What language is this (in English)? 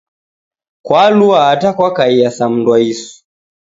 Taita